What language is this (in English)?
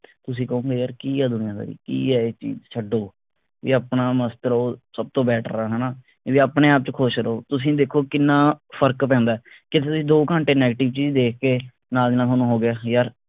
Punjabi